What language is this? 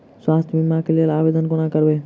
Maithili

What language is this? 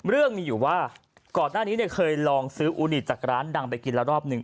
Thai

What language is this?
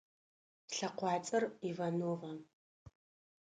Adyghe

